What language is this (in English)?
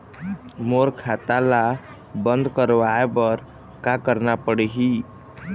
Chhattisgarhi